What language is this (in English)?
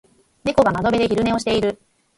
Japanese